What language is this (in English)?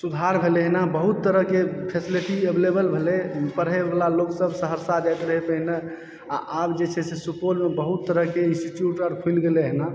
Maithili